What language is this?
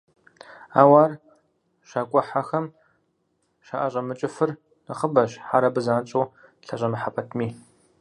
Kabardian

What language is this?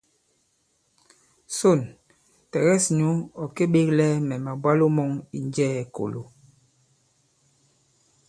Bankon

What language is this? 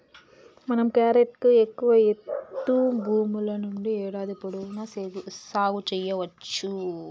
Telugu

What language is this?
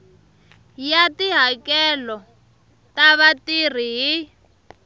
Tsonga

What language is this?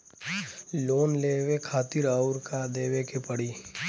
Bhojpuri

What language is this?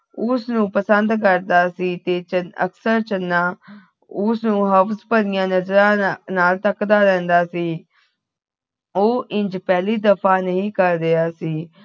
Punjabi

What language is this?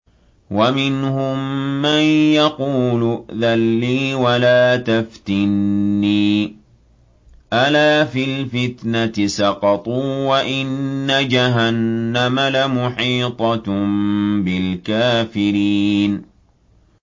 Arabic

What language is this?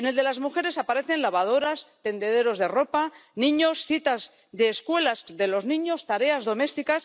Spanish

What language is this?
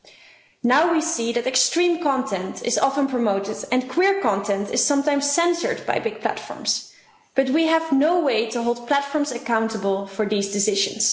English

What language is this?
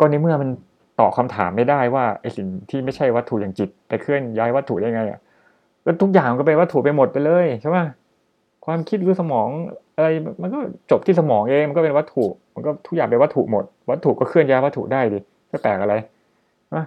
Thai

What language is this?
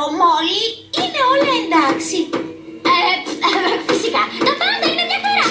Greek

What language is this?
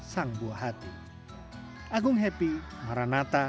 Indonesian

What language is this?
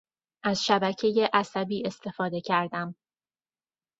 Persian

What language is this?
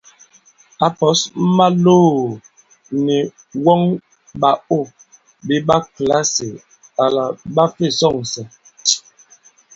Bankon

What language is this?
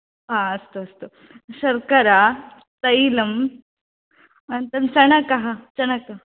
Sanskrit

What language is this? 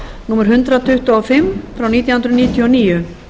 Icelandic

